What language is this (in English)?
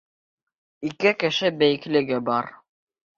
Bashkir